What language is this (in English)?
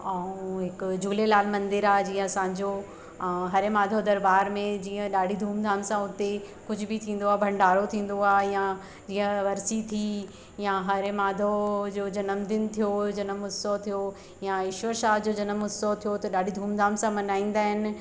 Sindhi